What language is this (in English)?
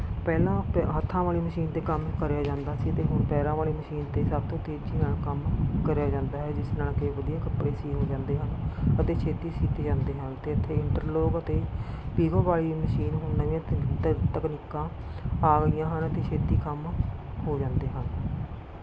Punjabi